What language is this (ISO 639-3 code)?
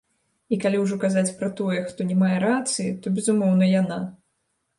bel